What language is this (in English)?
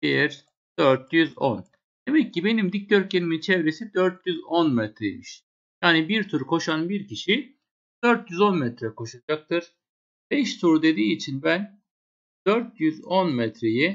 Turkish